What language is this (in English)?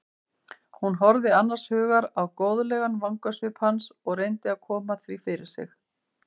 Icelandic